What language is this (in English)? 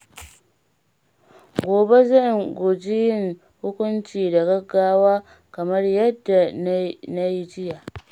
Hausa